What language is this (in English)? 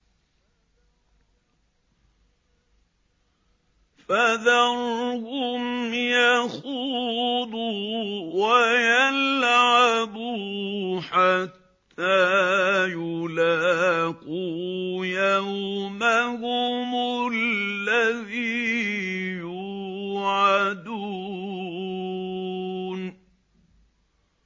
Arabic